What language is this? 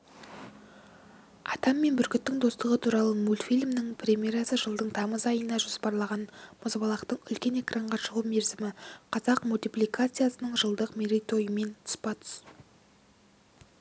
Kazakh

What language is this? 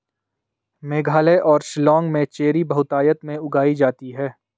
Hindi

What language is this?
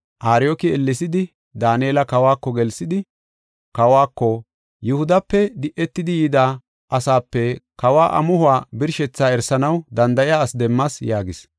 Gofa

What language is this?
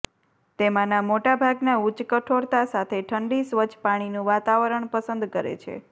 Gujarati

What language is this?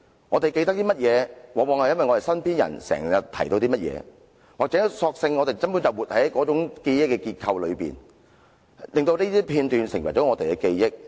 Cantonese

